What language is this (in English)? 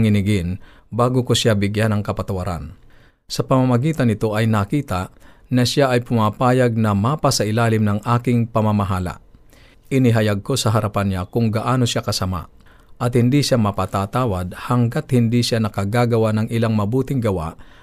Filipino